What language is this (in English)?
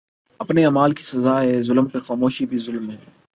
Urdu